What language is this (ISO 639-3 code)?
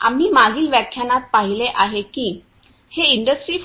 mar